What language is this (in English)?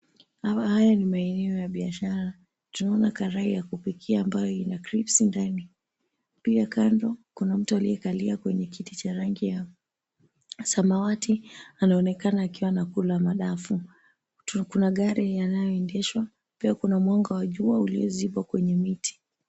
Swahili